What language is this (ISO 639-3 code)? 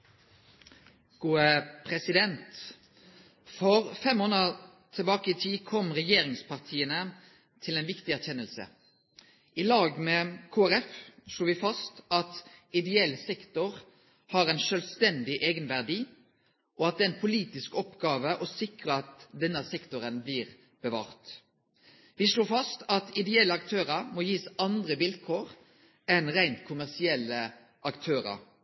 nno